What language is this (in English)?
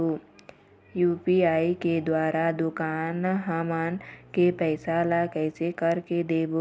Chhattisgarhi